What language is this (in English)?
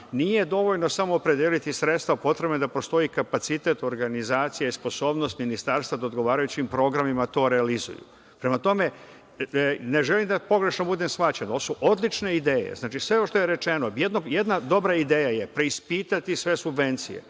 Serbian